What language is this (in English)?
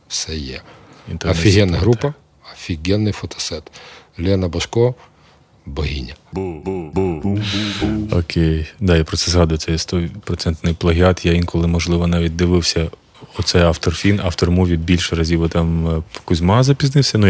Ukrainian